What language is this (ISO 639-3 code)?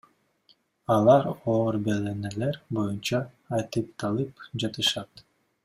kir